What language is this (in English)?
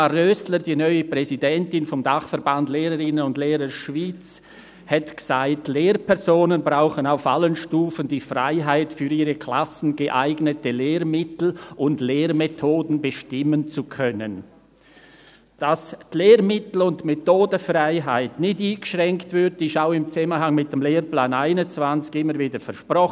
Swiss German